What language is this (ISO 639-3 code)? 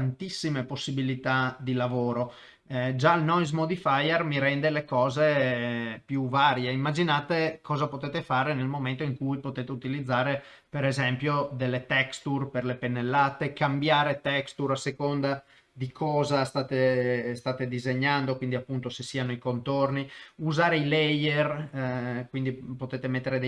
ita